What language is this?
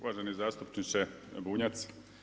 Croatian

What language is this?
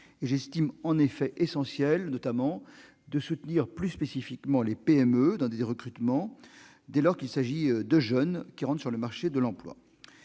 French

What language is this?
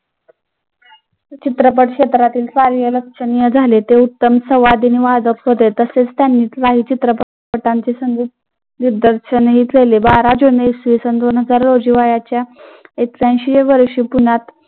Marathi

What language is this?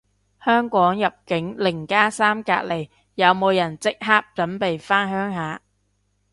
Cantonese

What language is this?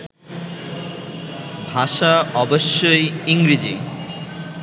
Bangla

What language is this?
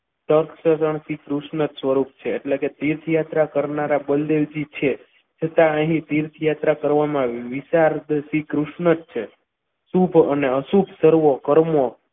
Gujarati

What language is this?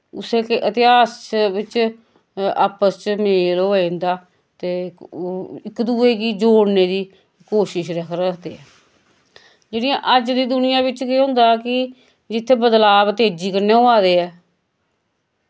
Dogri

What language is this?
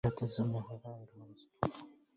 Arabic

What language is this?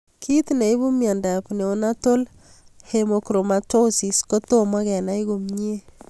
Kalenjin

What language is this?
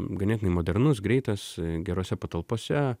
Lithuanian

